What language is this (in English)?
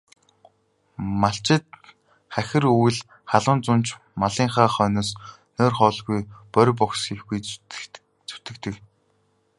Mongolian